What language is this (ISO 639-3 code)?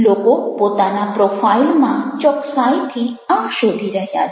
guj